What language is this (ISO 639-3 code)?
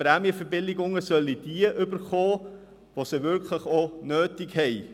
gsw